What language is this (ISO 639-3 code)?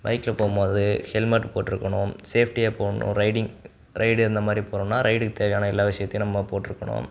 tam